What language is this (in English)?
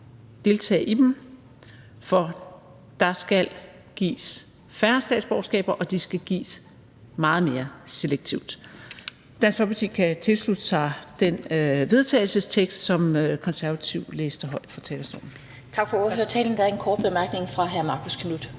Danish